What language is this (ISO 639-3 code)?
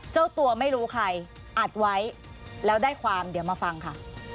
tha